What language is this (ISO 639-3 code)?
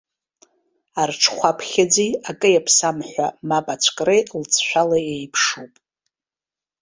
abk